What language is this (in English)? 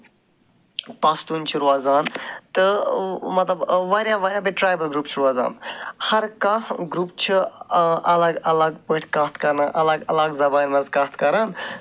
Kashmiri